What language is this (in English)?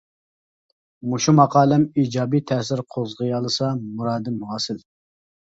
Uyghur